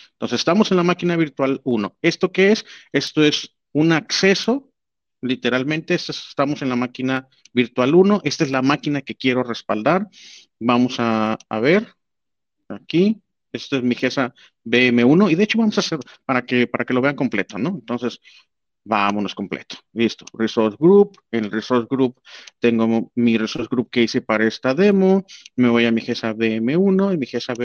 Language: Spanish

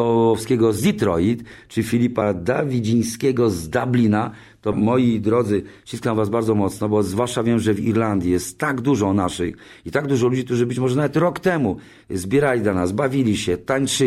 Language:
Polish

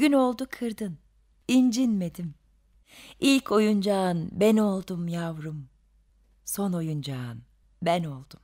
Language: Turkish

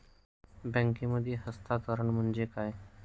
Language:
Marathi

